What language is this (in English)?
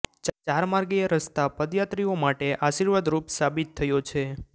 Gujarati